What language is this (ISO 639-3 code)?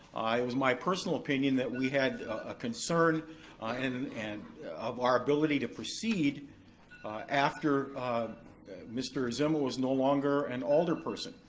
eng